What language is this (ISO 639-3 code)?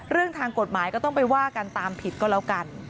tha